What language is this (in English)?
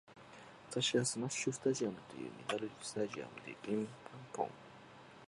Japanese